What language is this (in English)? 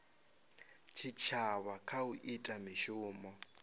Venda